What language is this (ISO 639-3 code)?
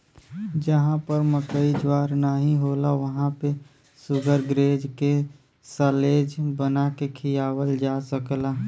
bho